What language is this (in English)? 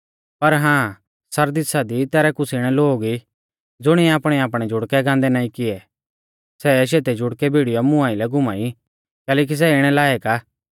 Mahasu Pahari